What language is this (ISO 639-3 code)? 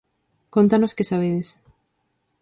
glg